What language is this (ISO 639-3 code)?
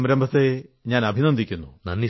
mal